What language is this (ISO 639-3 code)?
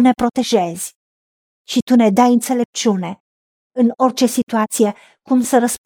ron